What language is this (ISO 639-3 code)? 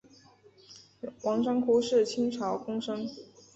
zho